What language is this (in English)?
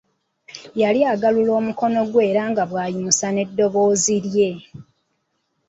Ganda